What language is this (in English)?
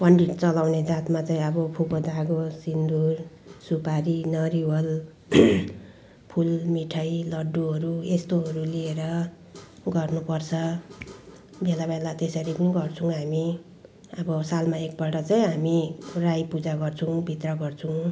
Nepali